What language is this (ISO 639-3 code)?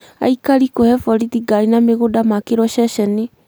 kik